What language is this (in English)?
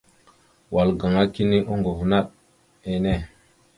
Mada (Cameroon)